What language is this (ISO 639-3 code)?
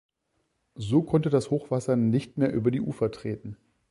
deu